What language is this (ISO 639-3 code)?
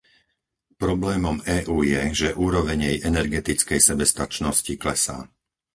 slk